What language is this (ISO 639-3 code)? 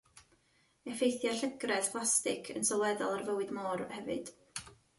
cym